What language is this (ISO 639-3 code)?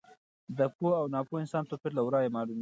pus